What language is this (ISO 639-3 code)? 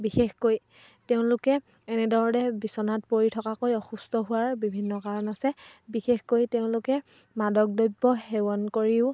asm